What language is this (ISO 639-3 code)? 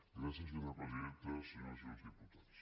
cat